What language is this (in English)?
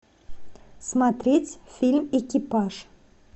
Russian